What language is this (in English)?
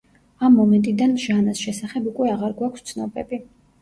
Georgian